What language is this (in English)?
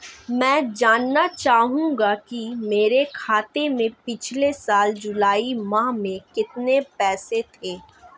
Hindi